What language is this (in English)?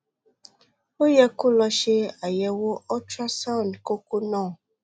Yoruba